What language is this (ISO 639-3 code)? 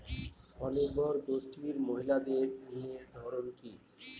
ben